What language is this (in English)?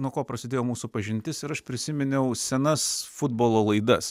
Lithuanian